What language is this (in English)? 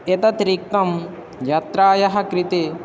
Sanskrit